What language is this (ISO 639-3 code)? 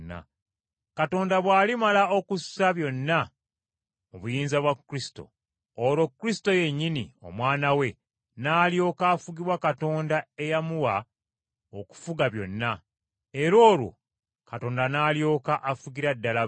lug